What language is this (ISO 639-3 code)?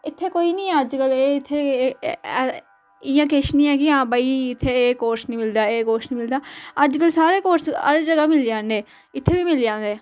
doi